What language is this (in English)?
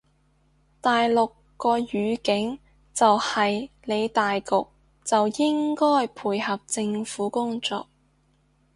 Cantonese